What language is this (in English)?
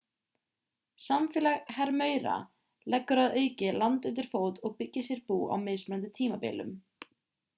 Icelandic